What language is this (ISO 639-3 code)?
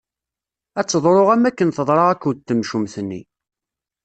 kab